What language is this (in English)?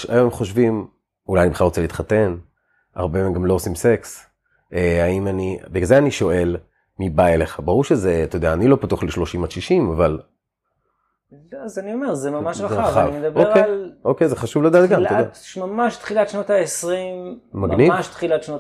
Hebrew